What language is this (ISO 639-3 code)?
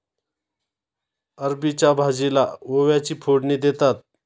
mar